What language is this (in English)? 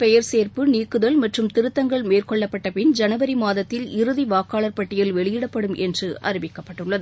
Tamil